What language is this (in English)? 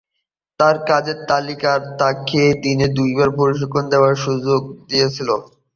Bangla